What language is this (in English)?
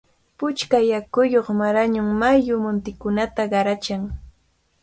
Cajatambo North Lima Quechua